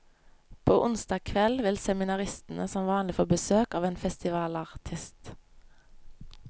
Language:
Norwegian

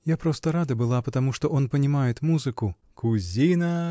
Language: Russian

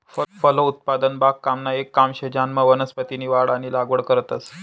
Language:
Marathi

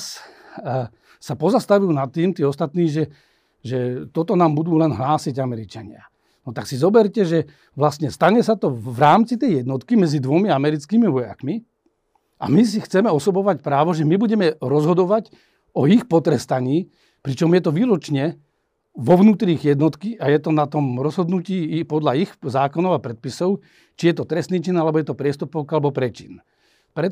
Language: Slovak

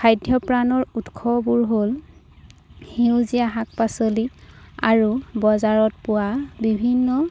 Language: Assamese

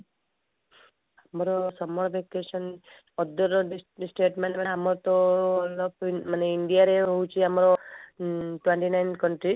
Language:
Odia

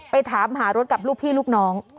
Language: Thai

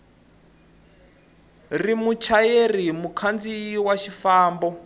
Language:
Tsonga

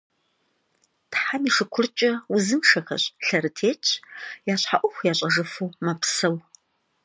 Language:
Kabardian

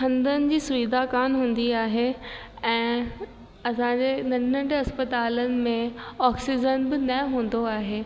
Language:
Sindhi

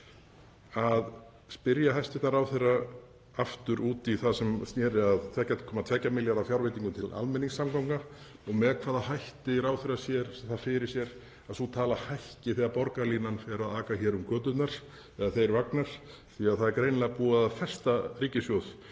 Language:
Icelandic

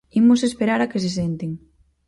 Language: Galician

